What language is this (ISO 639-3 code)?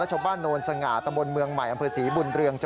tha